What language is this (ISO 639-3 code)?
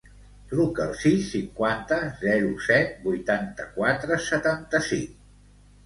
cat